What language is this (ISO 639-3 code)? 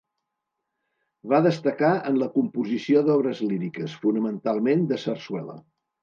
cat